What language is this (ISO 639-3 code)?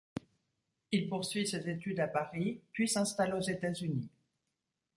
fra